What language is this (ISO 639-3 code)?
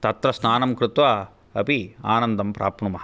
san